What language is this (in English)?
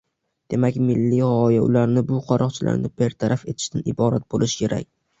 Uzbek